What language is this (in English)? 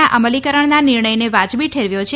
Gujarati